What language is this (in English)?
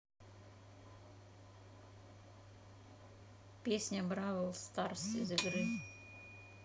Russian